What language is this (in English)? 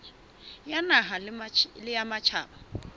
Southern Sotho